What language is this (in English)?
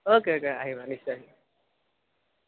Assamese